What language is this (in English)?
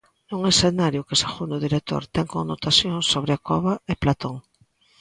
Galician